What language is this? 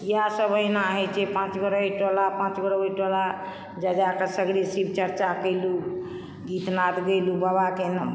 Maithili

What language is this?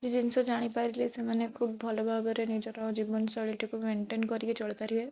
Odia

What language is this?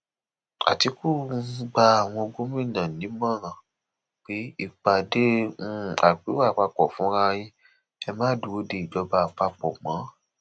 Yoruba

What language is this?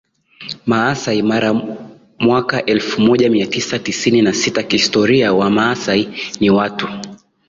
Swahili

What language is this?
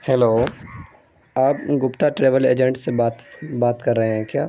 Urdu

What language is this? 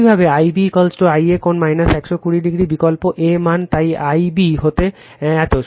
Bangla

